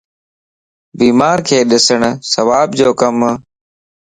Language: Lasi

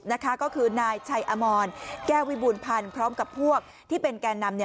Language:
Thai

